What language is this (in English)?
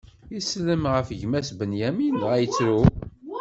Kabyle